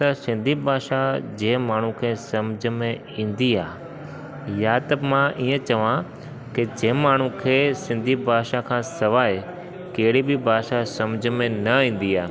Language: Sindhi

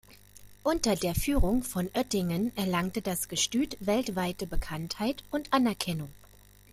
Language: German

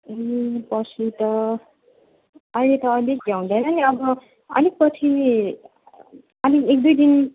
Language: Nepali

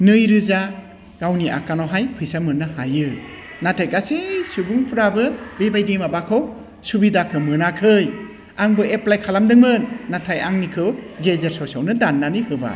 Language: Bodo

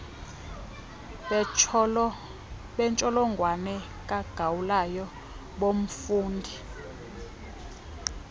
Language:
Xhosa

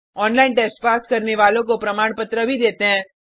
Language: Hindi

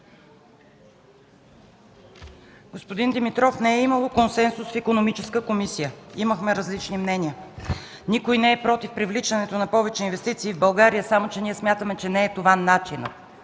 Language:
Bulgarian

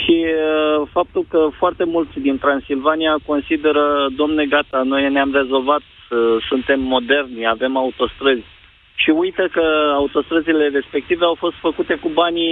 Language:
Romanian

